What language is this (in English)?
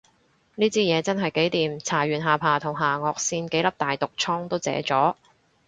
Cantonese